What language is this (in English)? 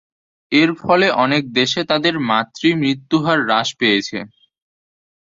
Bangla